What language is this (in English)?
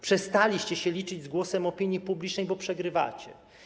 Polish